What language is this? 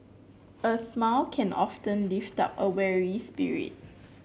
English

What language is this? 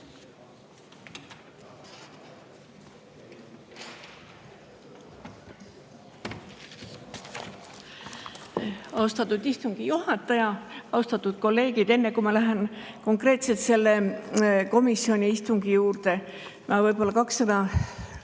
Estonian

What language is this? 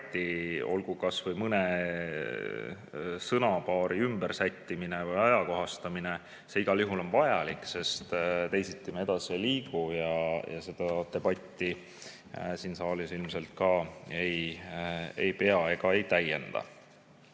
Estonian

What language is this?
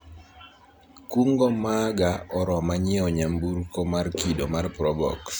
Luo (Kenya and Tanzania)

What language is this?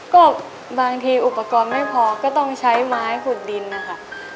Thai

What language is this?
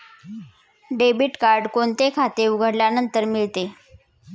Marathi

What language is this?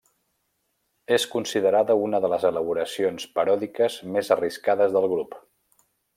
Catalan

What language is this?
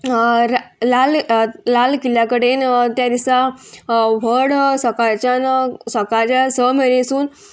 Konkani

